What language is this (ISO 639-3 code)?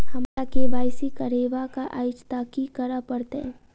mai